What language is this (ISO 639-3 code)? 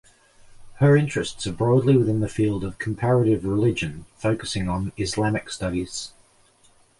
eng